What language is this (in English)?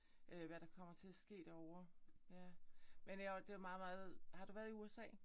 Danish